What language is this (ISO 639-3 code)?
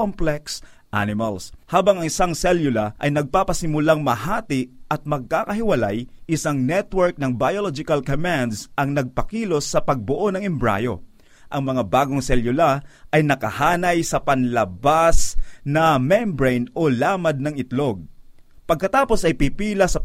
fil